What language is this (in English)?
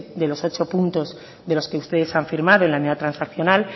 Spanish